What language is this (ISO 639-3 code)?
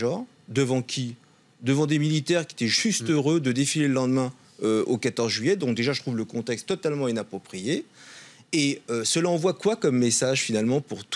fra